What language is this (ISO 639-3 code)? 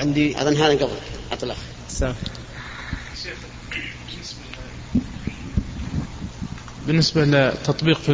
ara